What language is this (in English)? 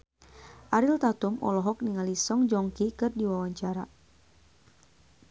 Sundanese